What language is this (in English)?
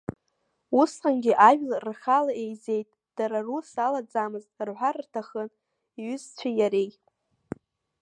Abkhazian